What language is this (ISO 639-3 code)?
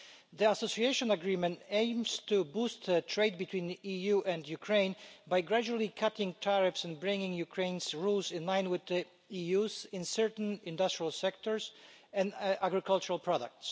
eng